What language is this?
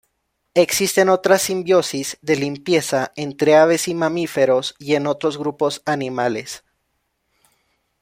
Spanish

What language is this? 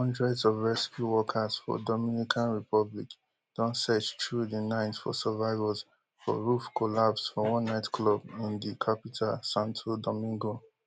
Nigerian Pidgin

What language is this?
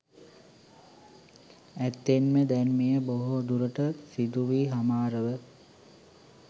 Sinhala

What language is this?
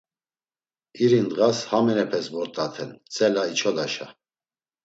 Laz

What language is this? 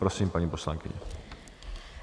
Czech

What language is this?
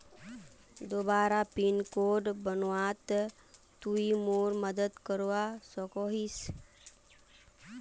Magahi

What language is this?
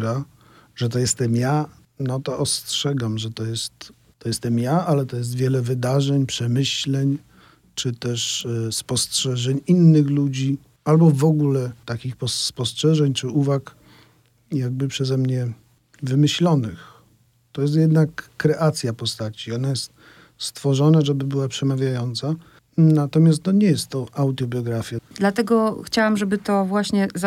Polish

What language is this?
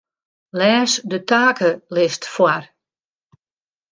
Western Frisian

